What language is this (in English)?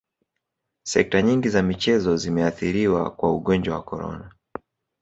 Swahili